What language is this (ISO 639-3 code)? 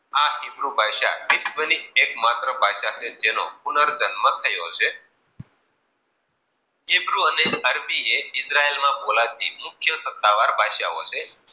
guj